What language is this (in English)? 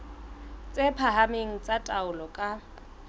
Southern Sotho